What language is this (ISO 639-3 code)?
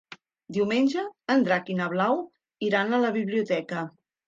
cat